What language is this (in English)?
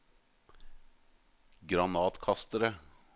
Norwegian